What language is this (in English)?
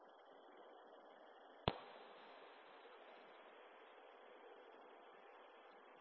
Bangla